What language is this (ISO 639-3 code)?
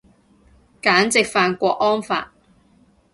yue